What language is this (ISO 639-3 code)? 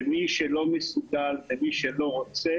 heb